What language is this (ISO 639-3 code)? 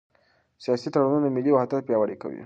pus